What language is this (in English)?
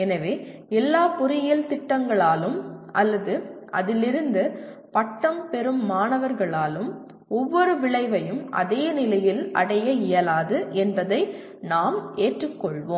Tamil